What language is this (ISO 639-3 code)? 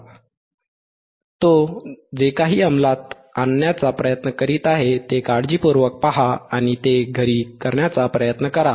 mar